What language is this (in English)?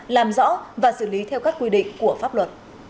Vietnamese